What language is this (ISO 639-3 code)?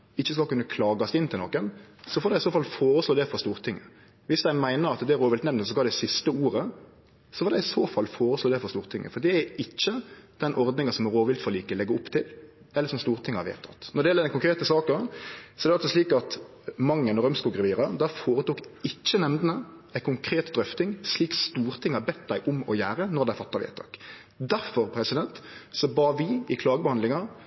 nno